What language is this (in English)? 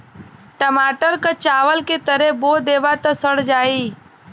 Bhojpuri